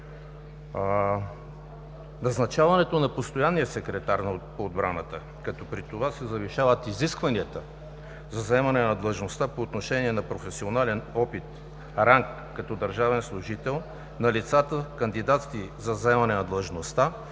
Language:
Bulgarian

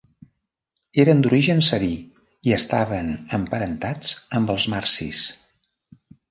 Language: Catalan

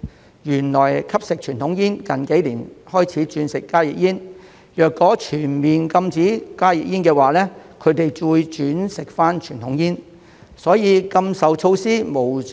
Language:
Cantonese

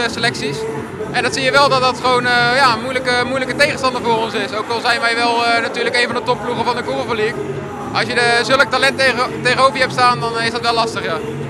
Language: Dutch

